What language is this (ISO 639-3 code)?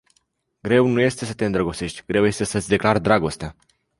ron